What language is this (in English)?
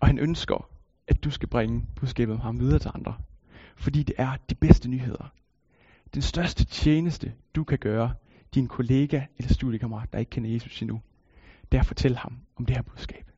Danish